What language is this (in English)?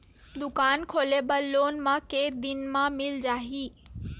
Chhattisgarhi